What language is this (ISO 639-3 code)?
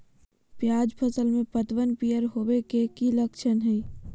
mag